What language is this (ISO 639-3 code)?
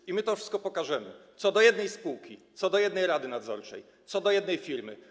pol